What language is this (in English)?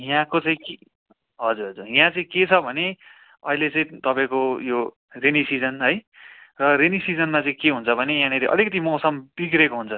Nepali